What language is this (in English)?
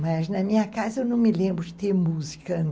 Portuguese